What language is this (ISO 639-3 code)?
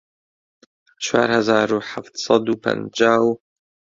ckb